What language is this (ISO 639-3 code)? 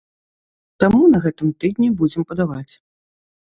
bel